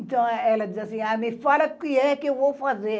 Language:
Portuguese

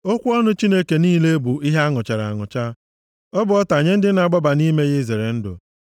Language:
Igbo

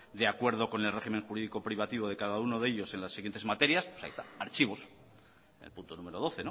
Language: Spanish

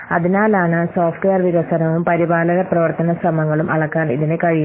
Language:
Malayalam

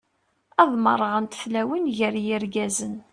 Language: Kabyle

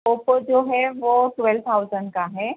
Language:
Urdu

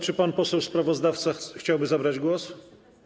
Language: Polish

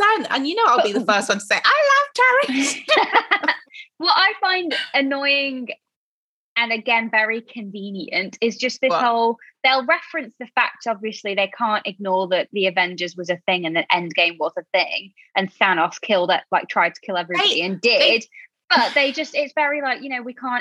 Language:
English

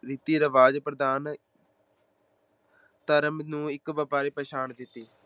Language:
Punjabi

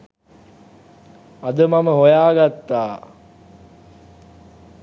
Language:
Sinhala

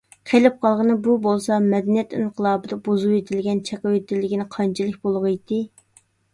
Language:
Uyghur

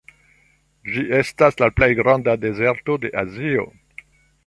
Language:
Esperanto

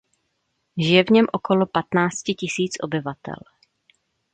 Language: Czech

